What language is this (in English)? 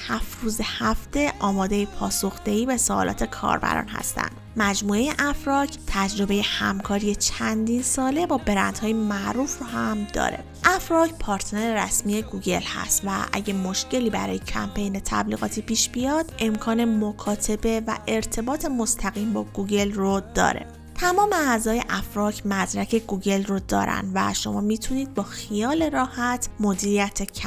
Persian